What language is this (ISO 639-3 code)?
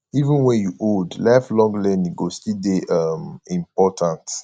pcm